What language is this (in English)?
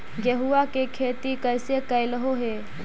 Magahi